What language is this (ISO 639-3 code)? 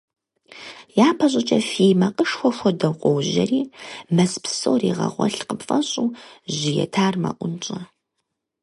kbd